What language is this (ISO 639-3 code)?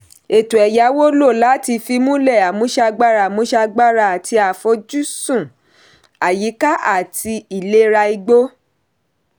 yor